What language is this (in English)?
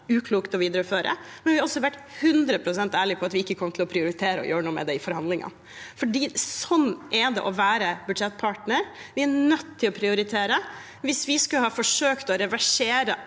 Norwegian